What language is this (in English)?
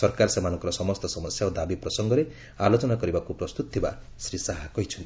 Odia